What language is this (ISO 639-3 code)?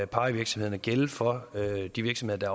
dan